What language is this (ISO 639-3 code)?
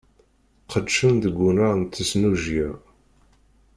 kab